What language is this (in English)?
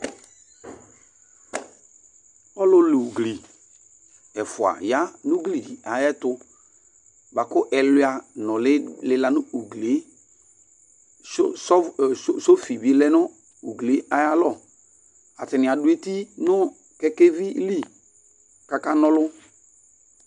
Ikposo